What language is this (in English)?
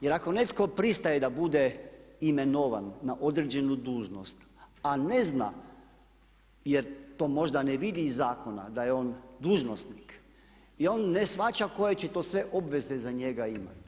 Croatian